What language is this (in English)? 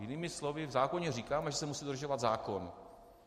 Czech